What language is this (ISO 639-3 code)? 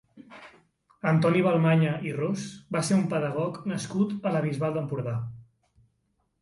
cat